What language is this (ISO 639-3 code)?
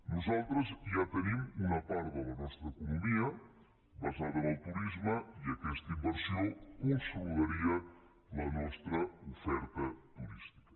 cat